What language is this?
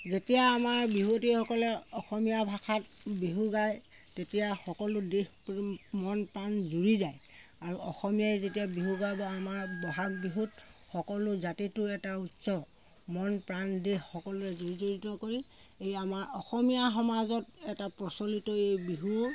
Assamese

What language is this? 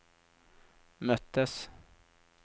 Swedish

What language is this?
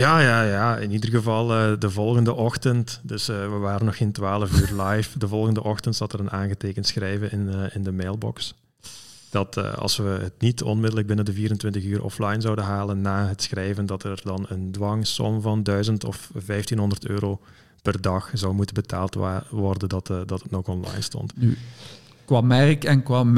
Dutch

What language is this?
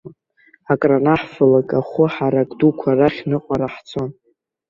Abkhazian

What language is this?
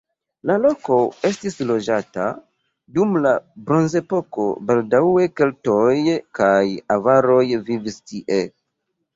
Esperanto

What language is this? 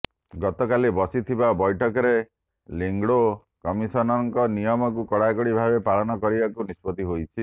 Odia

